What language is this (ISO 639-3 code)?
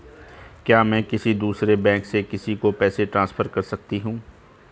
hin